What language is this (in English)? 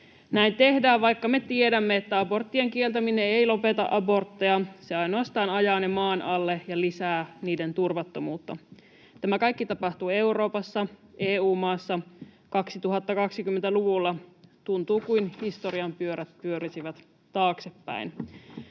Finnish